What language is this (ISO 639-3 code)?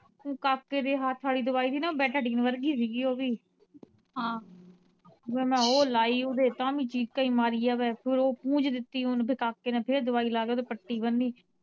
pan